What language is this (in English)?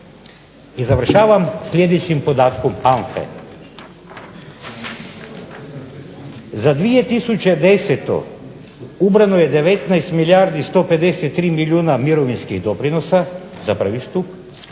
Croatian